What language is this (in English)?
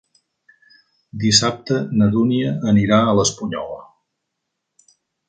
Catalan